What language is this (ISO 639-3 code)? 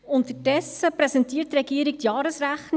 gsw